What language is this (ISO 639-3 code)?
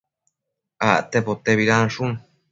mcf